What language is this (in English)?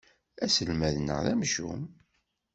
Kabyle